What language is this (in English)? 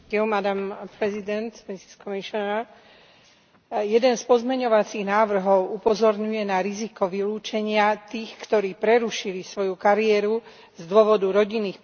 Slovak